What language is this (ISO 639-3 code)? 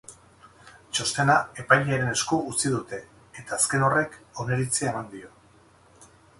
eus